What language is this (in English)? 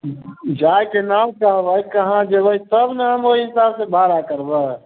Maithili